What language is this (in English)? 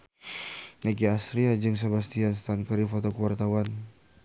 Sundanese